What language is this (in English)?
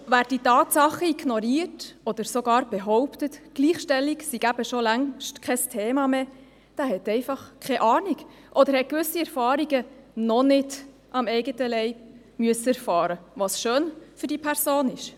Swiss German